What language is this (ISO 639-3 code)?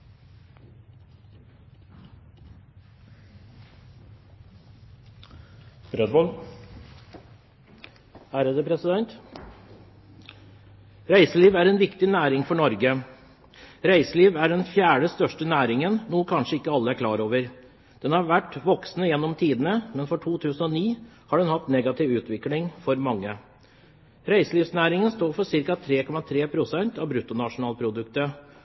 nor